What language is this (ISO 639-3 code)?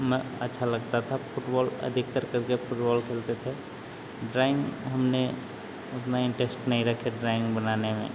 hin